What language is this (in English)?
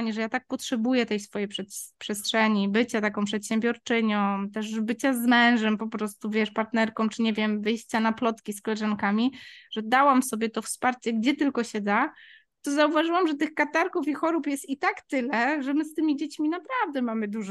Polish